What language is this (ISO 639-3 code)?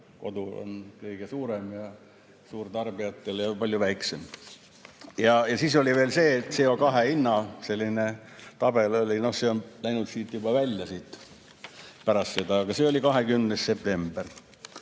est